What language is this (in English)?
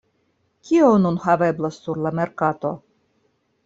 Esperanto